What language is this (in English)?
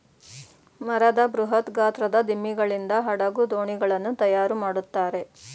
Kannada